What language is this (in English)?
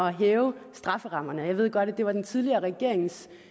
Danish